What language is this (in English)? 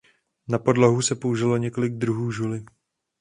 Czech